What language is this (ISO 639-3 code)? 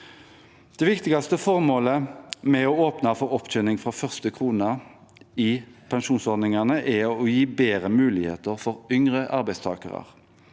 nor